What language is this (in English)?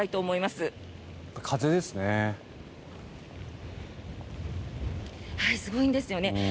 Japanese